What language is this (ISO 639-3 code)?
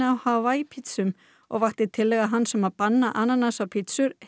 isl